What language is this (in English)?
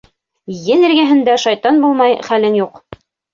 Bashkir